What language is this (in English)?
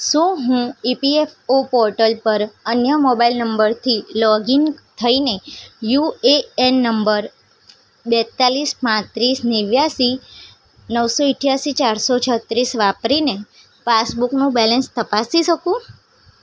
Gujarati